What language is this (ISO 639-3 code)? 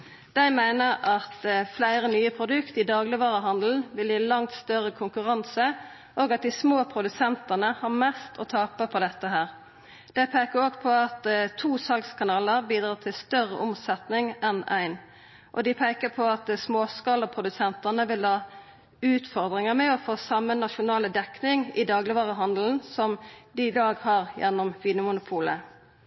nno